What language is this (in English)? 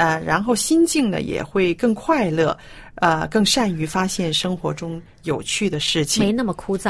Chinese